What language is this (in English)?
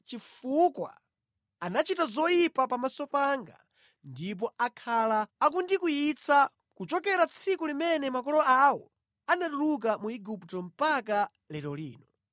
Nyanja